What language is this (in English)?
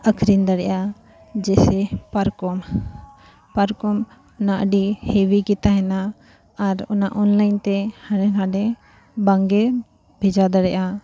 Santali